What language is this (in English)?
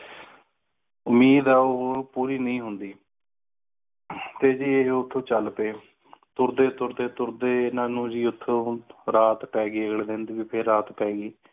Punjabi